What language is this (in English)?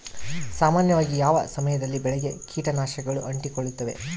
Kannada